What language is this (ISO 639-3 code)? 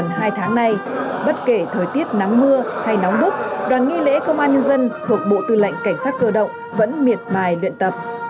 vie